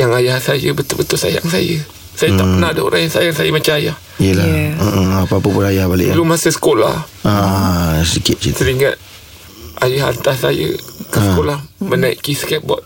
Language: Malay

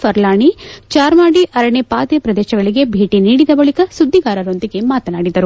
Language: Kannada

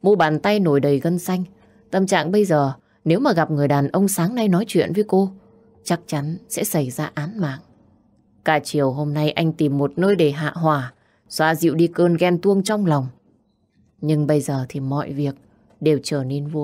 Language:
Vietnamese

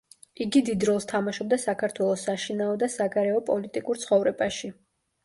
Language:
Georgian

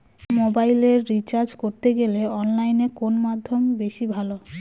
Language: Bangla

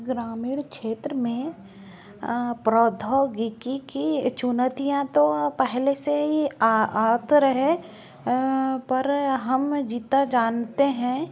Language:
Hindi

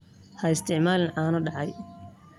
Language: Somali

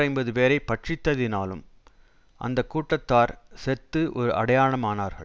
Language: Tamil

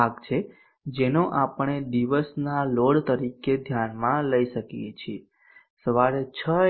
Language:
Gujarati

